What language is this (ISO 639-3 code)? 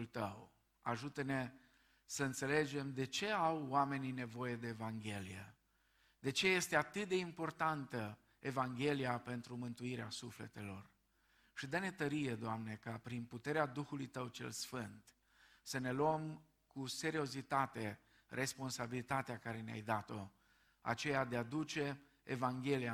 ron